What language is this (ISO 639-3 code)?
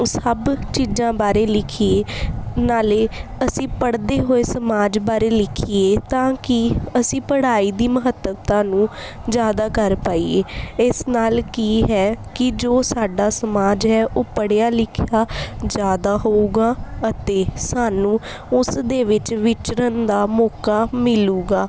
pan